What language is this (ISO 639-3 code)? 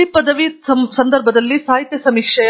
kan